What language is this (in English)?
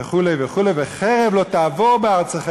Hebrew